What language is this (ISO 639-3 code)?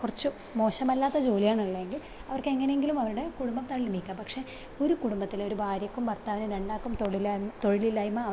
mal